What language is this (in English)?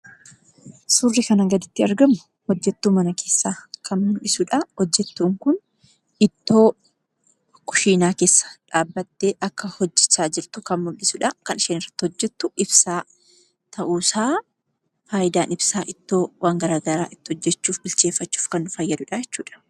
Oromo